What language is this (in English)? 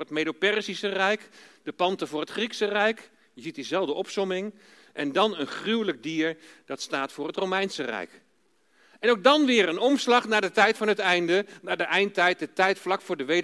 Dutch